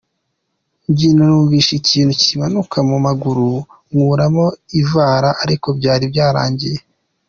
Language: Kinyarwanda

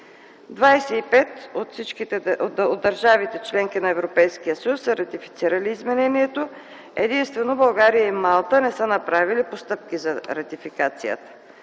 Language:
Bulgarian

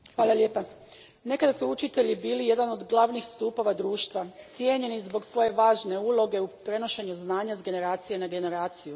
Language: Croatian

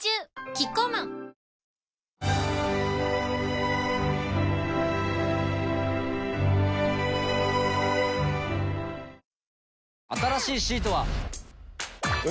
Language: Japanese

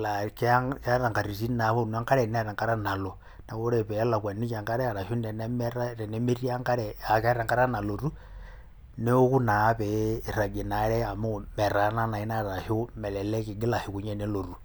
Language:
Masai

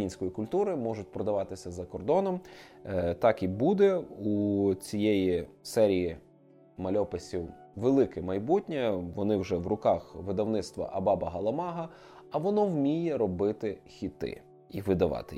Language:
Ukrainian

